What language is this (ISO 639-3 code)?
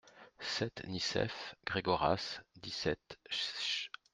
fra